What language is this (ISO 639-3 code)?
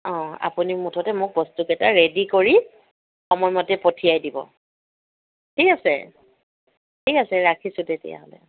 asm